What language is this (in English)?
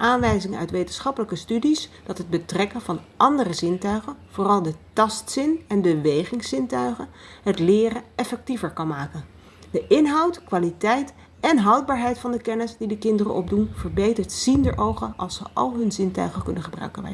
Dutch